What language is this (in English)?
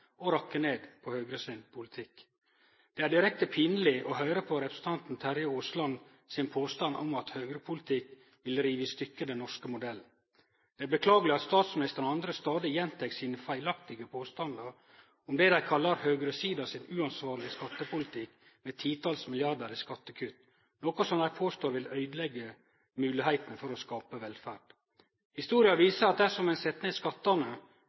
Norwegian Nynorsk